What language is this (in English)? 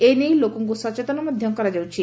Odia